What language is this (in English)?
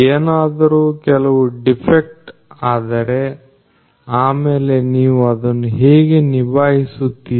Kannada